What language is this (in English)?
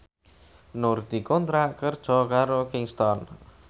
Javanese